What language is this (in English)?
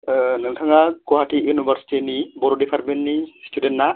Bodo